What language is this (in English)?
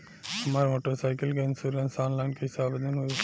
Bhojpuri